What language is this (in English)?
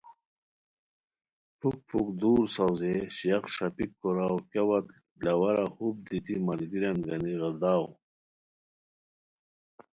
Khowar